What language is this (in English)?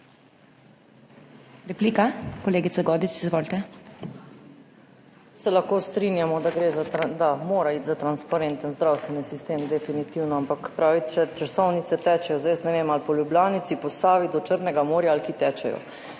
Slovenian